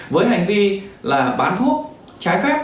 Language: Vietnamese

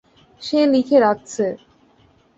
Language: Bangla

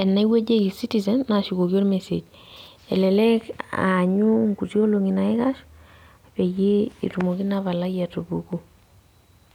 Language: Masai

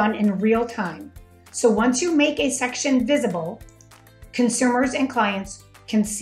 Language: English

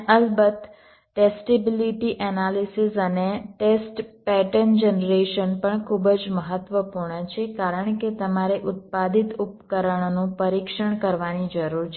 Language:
Gujarati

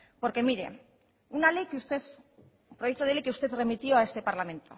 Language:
Spanish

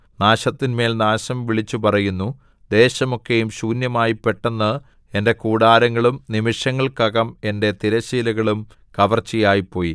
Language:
Malayalam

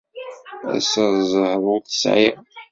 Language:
Kabyle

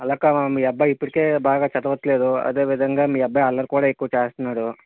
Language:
Telugu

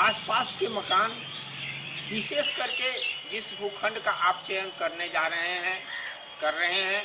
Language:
Hindi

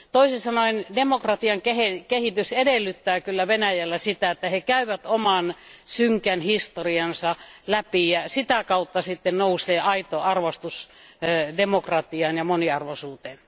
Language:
Finnish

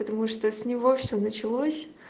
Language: Russian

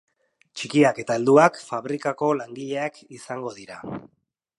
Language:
Basque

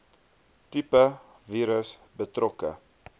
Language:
Afrikaans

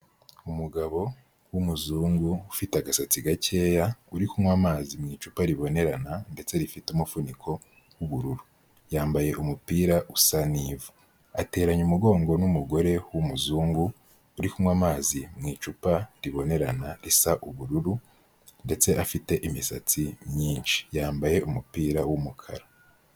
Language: Kinyarwanda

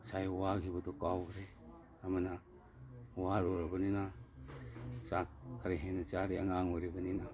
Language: Manipuri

